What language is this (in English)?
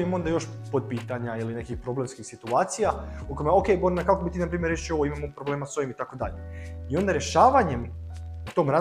Croatian